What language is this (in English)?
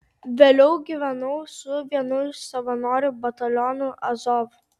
Lithuanian